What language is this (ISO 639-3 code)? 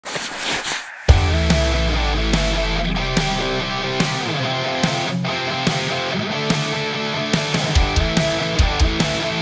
ukr